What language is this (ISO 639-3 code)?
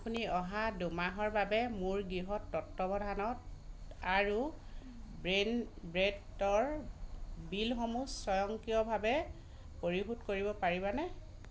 asm